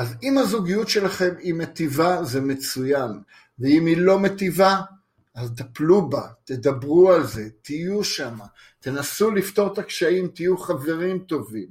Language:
Hebrew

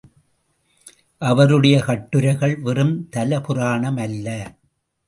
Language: Tamil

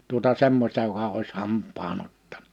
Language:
Finnish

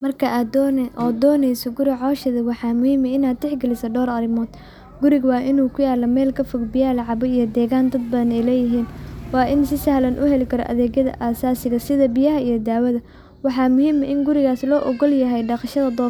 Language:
Somali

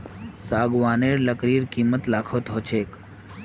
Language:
Magahi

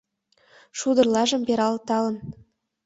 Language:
Mari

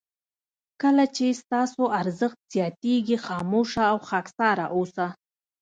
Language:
Pashto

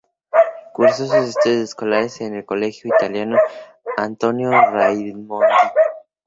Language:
Spanish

